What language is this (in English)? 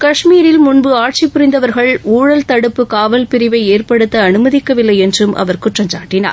Tamil